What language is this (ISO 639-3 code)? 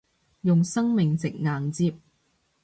yue